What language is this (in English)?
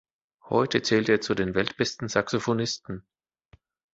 German